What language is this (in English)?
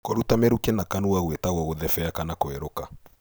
Kikuyu